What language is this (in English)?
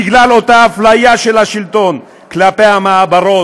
Hebrew